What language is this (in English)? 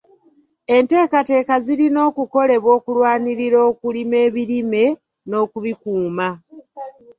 Ganda